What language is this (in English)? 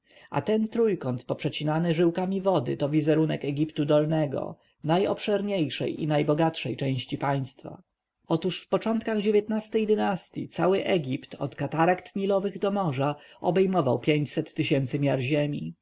Polish